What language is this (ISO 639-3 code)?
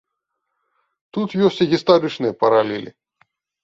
bel